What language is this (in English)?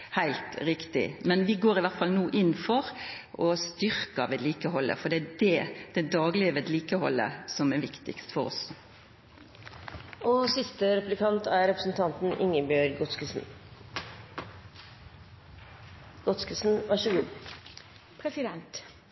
Norwegian